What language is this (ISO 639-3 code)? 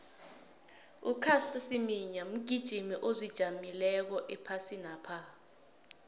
nbl